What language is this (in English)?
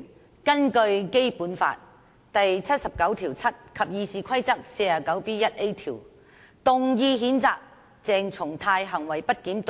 Cantonese